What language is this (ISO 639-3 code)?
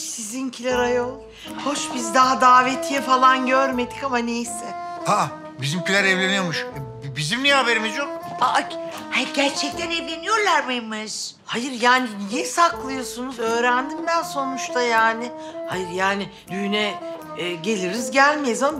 tur